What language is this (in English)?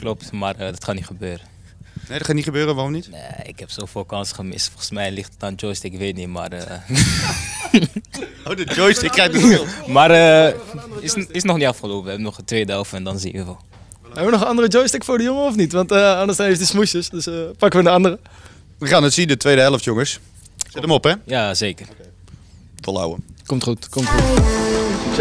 Dutch